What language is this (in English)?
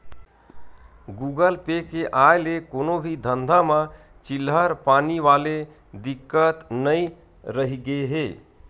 Chhattisgarhi